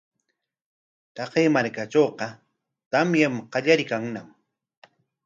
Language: Corongo Ancash Quechua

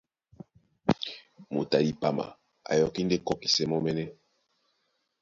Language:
Duala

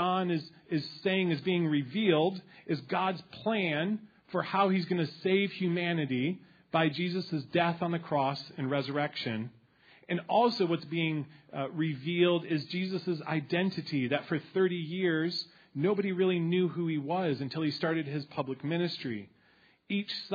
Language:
English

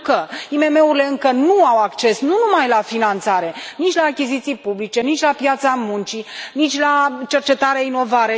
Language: Romanian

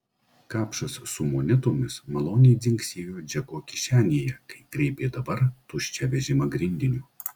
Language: Lithuanian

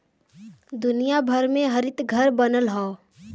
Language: Bhojpuri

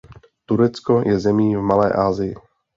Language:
Czech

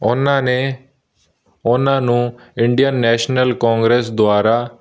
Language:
Punjabi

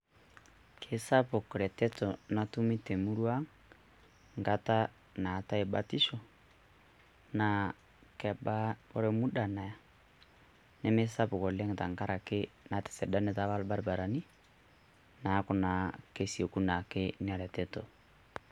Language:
Masai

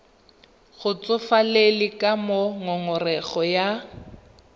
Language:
Tswana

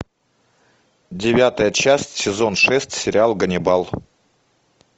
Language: Russian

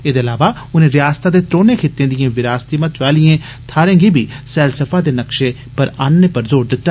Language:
Dogri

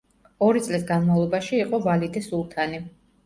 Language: Georgian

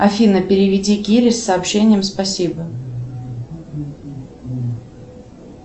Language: Russian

